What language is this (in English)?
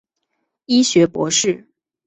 Chinese